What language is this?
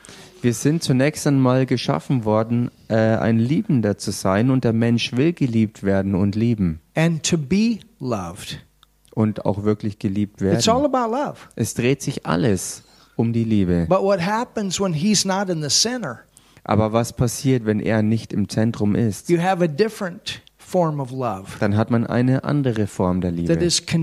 German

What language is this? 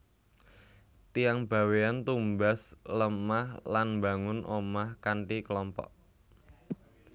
Javanese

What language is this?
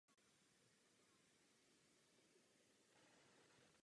Czech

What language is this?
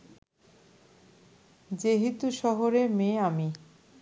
Bangla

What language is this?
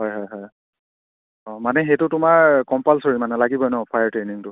Assamese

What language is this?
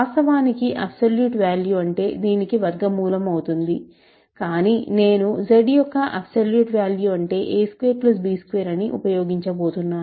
Telugu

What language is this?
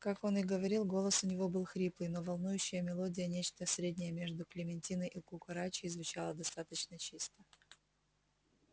Russian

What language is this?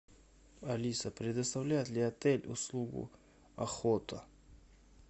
Russian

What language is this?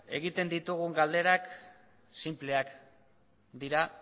Basque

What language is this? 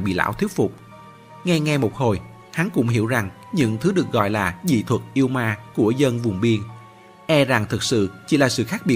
Vietnamese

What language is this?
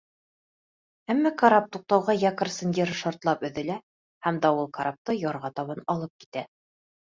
Bashkir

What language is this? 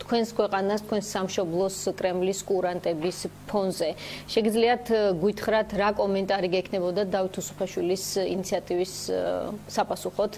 Hebrew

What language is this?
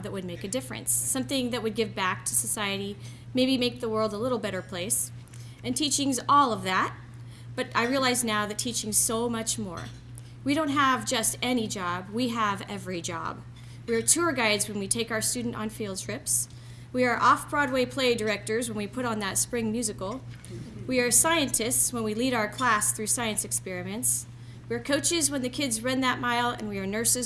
English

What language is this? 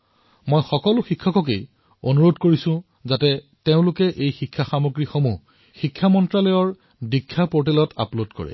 Assamese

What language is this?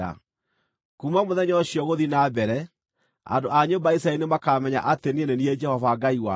Kikuyu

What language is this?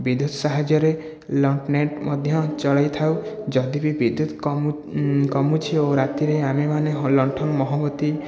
Odia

